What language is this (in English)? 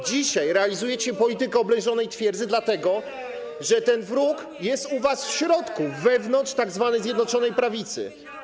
Polish